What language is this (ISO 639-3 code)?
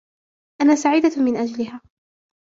ara